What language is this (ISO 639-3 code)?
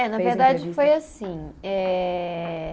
por